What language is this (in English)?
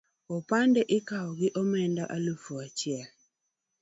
Luo (Kenya and Tanzania)